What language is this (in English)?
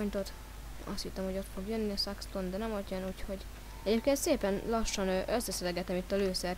Hungarian